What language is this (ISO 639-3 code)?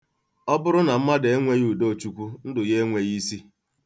ibo